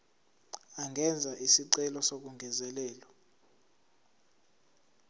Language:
Zulu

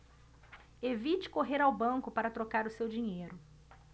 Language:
Portuguese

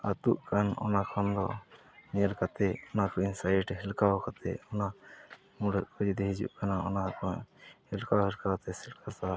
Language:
Santali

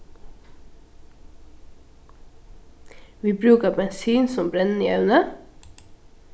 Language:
Faroese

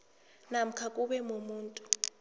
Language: South Ndebele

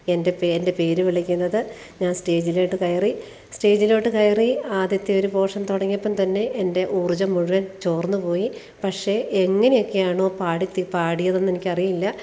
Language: Malayalam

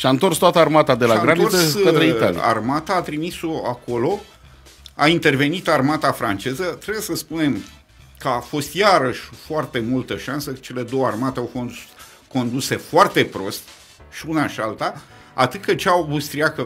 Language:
Romanian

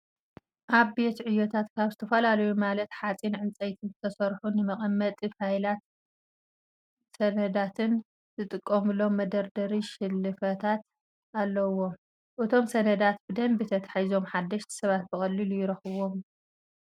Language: Tigrinya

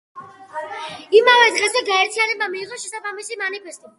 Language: Georgian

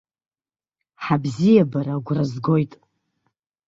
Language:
Abkhazian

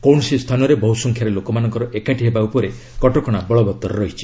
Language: Odia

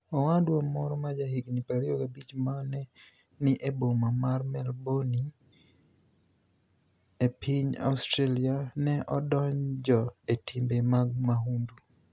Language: Luo (Kenya and Tanzania)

